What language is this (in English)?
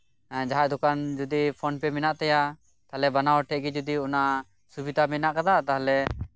Santali